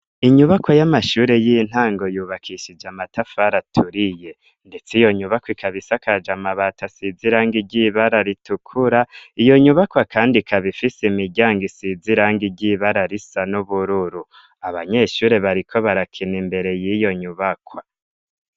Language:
Rundi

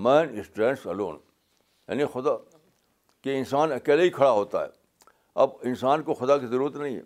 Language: Urdu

